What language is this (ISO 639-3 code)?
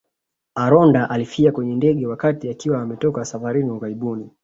swa